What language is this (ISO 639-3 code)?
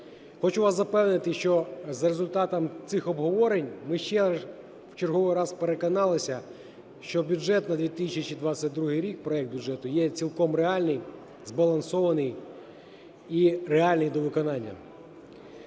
ukr